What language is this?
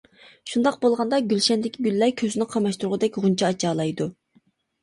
Uyghur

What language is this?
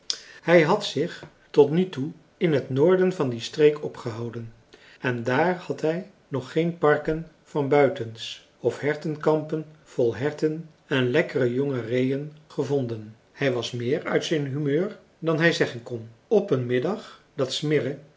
Dutch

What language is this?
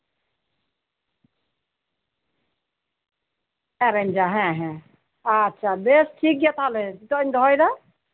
Santali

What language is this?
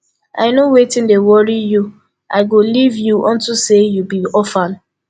Nigerian Pidgin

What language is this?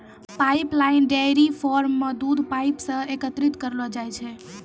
Maithili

